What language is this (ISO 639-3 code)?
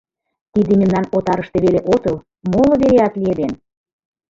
chm